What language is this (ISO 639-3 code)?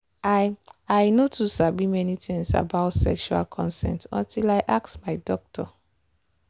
pcm